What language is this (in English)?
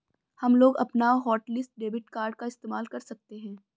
Hindi